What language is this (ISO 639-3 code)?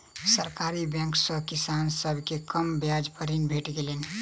mai